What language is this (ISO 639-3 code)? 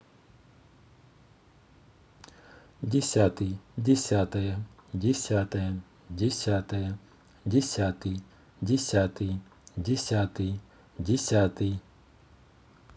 rus